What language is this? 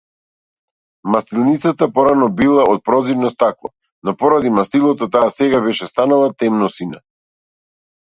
Macedonian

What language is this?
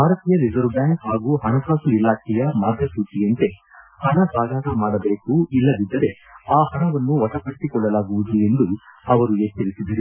Kannada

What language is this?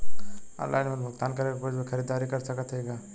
Bhojpuri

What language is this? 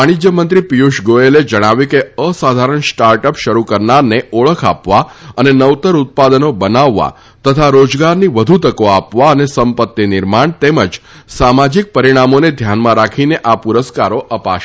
Gujarati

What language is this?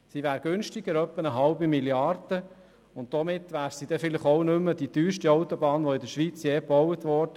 Swiss German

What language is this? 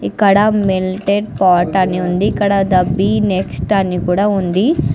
Telugu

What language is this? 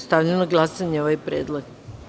Serbian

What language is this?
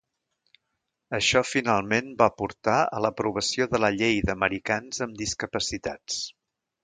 Catalan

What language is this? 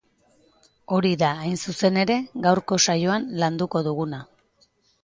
Basque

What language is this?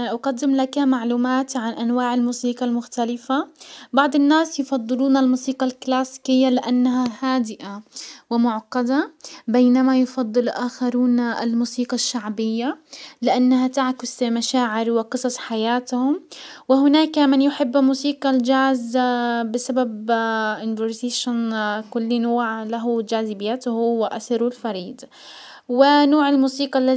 Hijazi Arabic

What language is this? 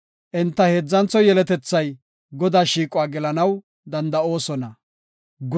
Gofa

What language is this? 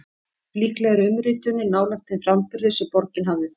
Icelandic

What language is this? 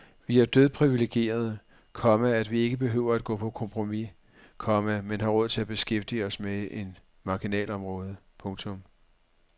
Danish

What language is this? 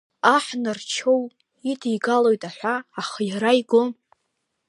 Abkhazian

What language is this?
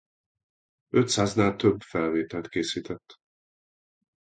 Hungarian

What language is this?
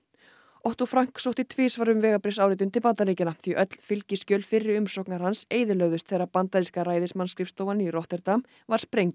Icelandic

